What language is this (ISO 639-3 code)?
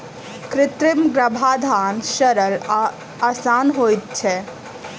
mai